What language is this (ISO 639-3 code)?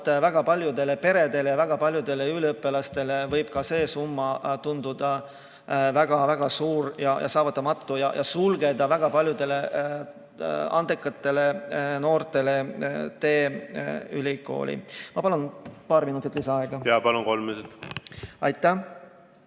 est